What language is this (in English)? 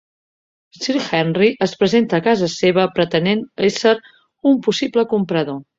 Catalan